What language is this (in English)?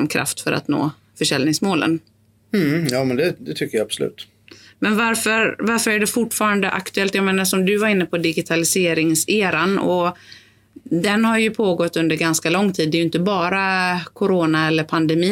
Swedish